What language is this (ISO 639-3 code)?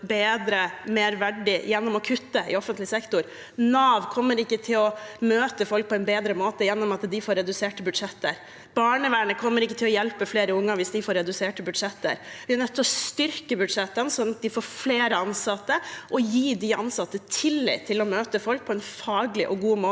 nor